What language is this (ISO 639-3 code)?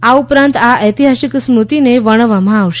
guj